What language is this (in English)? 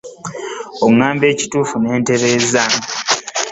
Ganda